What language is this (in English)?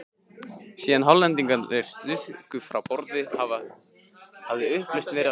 Icelandic